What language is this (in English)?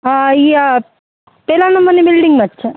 Gujarati